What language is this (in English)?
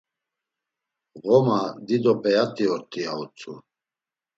Laz